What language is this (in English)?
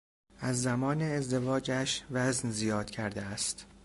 Persian